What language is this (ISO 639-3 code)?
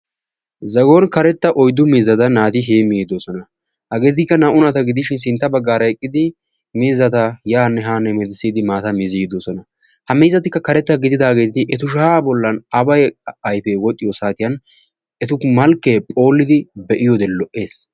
wal